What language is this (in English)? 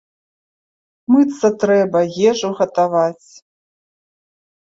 Belarusian